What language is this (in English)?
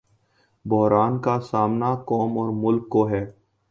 Urdu